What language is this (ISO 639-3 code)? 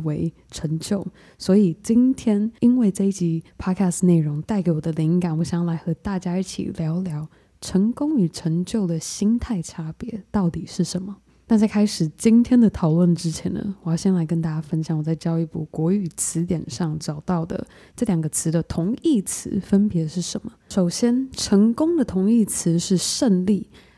zho